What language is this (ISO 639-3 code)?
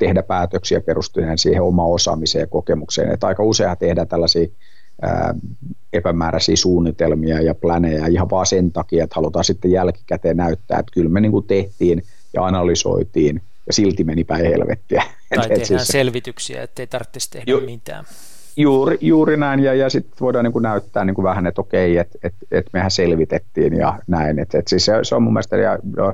fin